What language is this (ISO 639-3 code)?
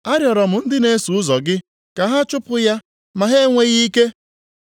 ibo